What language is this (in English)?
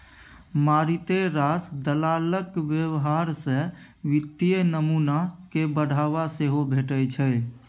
Maithili